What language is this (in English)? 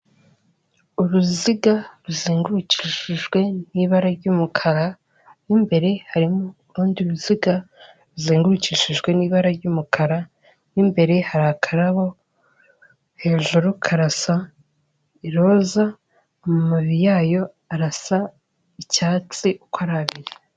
Kinyarwanda